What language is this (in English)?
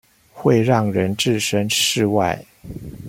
Chinese